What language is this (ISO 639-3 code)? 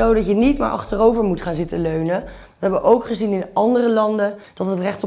nld